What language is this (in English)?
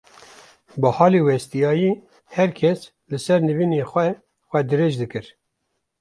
Kurdish